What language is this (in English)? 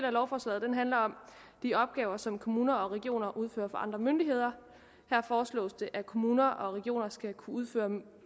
Danish